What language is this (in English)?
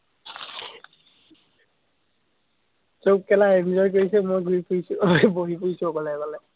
Assamese